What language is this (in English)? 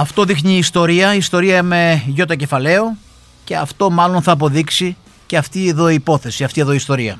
Greek